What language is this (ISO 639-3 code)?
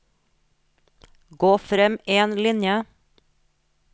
nor